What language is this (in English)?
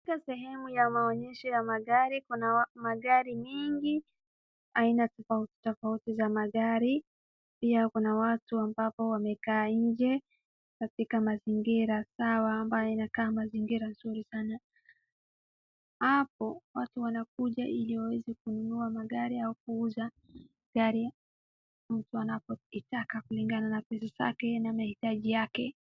Swahili